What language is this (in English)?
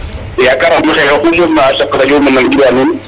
Serer